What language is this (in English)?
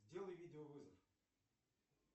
Russian